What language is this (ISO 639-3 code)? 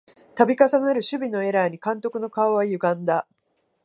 jpn